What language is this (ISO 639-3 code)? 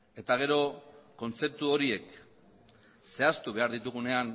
eus